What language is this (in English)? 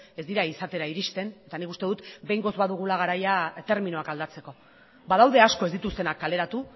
Basque